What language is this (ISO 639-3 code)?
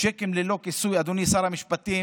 heb